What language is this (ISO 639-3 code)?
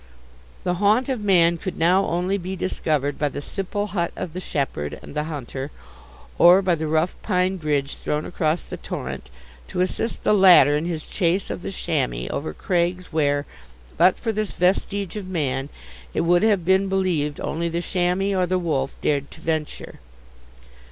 eng